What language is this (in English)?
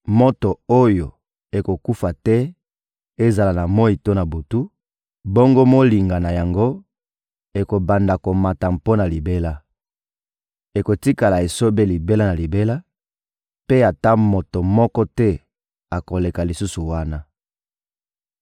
Lingala